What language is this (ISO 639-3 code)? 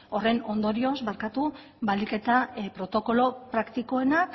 eus